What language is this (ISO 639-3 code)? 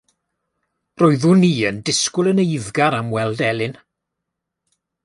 cym